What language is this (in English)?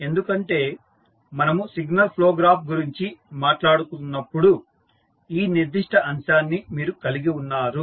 Telugu